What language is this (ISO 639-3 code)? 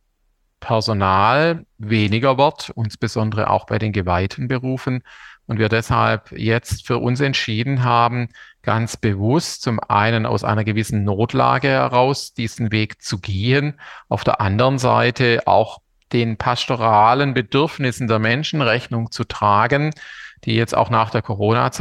deu